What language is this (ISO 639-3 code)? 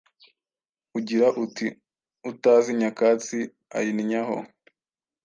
kin